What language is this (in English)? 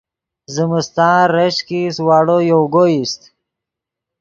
Yidgha